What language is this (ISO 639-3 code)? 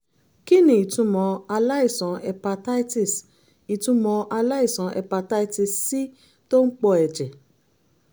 yor